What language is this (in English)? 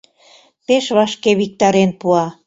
Mari